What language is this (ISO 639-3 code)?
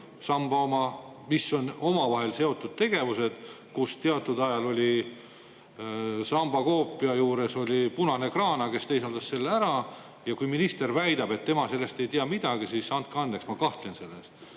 est